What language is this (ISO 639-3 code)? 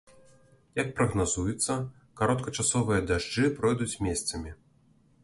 bel